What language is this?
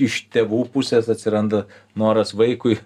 Lithuanian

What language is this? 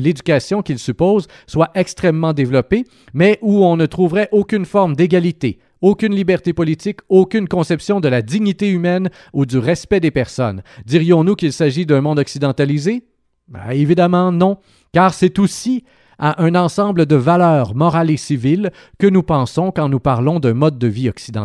French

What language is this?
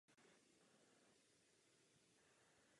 Czech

